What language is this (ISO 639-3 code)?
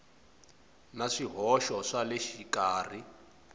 tso